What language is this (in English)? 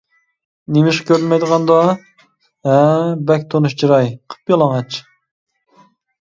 Uyghur